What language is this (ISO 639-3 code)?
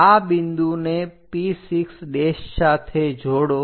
guj